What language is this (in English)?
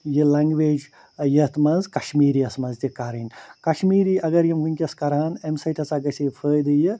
Kashmiri